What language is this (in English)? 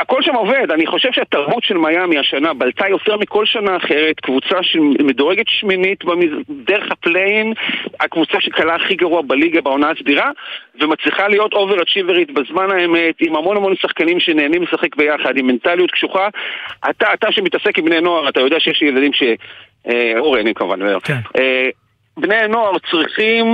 Hebrew